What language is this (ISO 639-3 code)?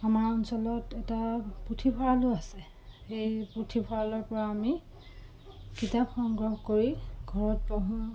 asm